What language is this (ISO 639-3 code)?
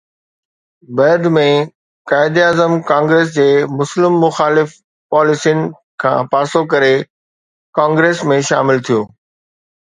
snd